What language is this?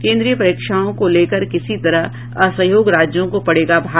Hindi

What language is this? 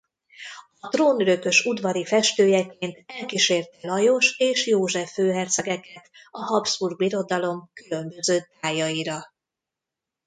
Hungarian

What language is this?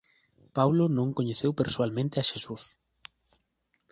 Galician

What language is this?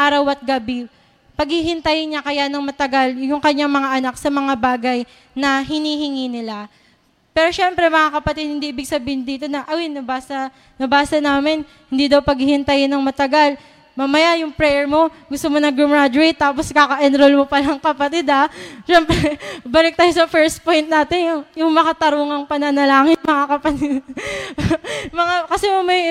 Filipino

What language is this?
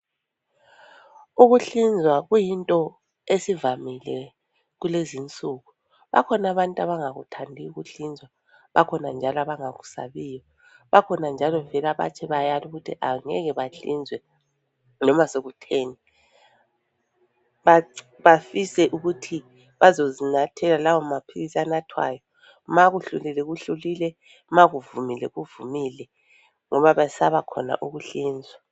North Ndebele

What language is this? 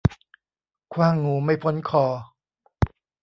Thai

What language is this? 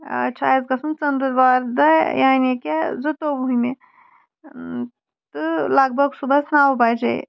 Kashmiri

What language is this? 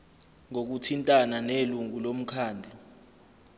Zulu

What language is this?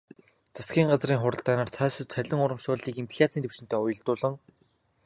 Mongolian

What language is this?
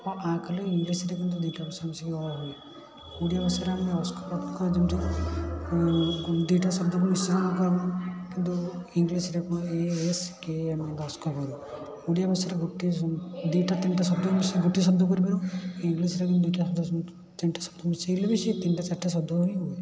Odia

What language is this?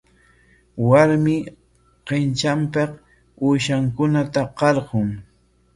Corongo Ancash Quechua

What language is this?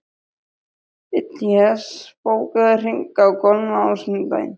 Icelandic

